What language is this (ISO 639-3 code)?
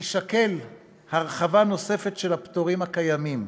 heb